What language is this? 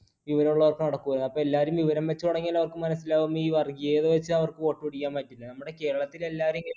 Malayalam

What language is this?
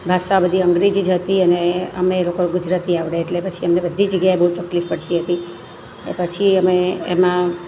Gujarati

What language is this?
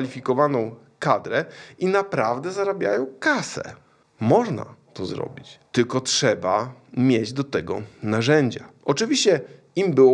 Polish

